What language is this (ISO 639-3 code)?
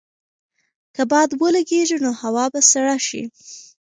pus